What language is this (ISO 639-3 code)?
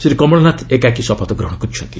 ori